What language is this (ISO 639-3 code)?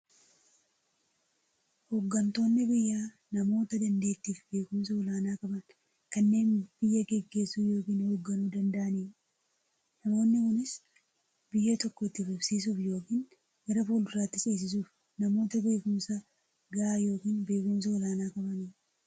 orm